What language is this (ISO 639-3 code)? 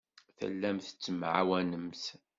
kab